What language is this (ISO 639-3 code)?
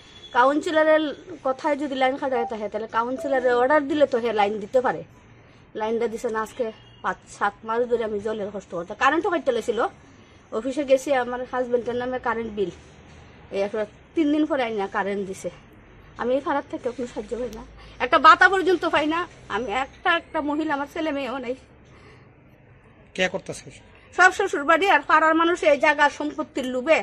ron